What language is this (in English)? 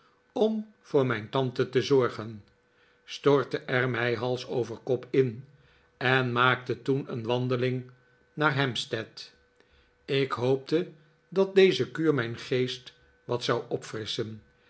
Dutch